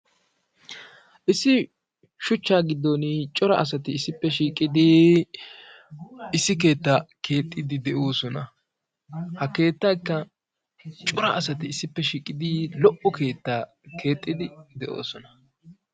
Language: Wolaytta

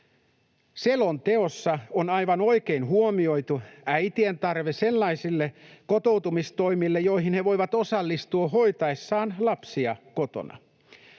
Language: Finnish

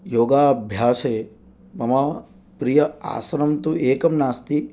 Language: Sanskrit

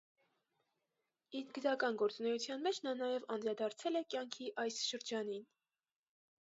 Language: Armenian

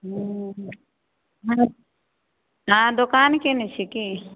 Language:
Maithili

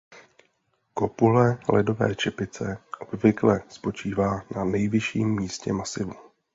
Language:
Czech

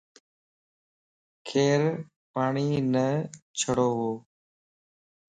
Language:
Lasi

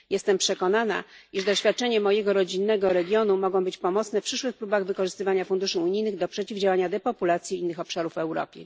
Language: Polish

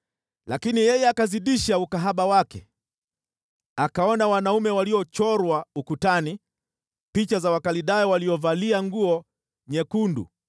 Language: Swahili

